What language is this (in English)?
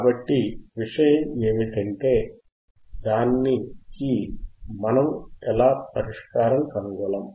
Telugu